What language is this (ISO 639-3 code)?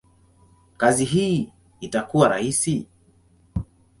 swa